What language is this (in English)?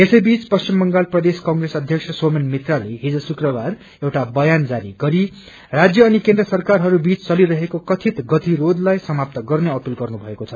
Nepali